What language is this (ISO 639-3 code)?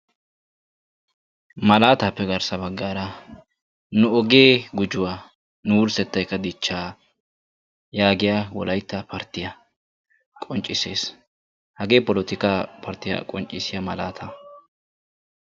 wal